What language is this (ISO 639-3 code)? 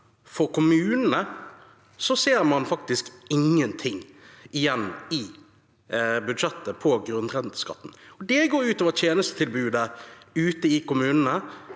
nor